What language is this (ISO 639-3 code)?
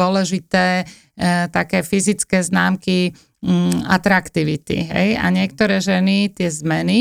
slk